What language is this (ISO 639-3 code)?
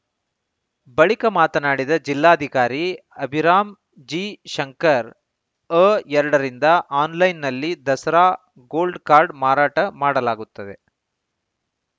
kan